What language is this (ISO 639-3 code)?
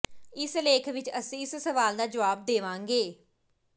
pan